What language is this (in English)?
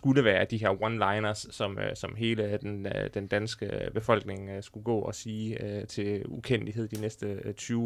Danish